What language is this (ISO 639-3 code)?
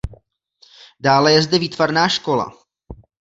ces